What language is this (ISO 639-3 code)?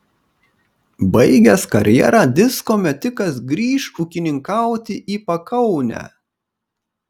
lit